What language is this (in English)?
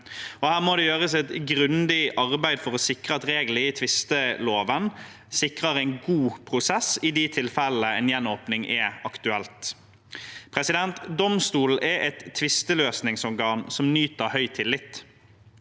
Norwegian